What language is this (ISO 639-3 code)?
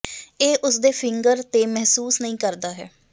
pan